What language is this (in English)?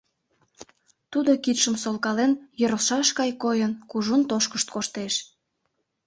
Mari